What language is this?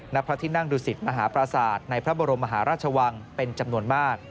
Thai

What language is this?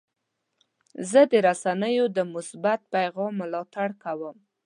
Pashto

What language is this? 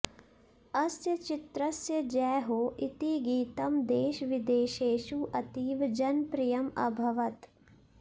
Sanskrit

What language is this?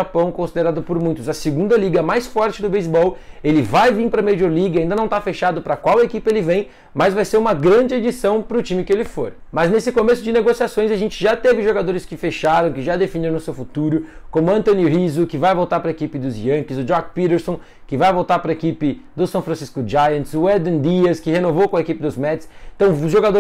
Portuguese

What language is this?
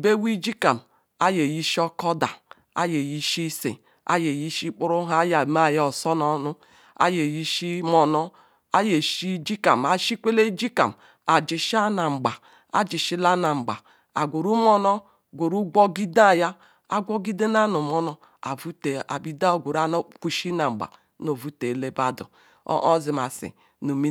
Ikwere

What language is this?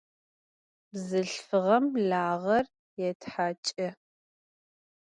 Adyghe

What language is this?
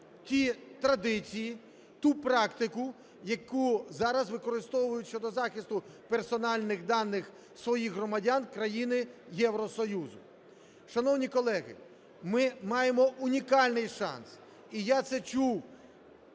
Ukrainian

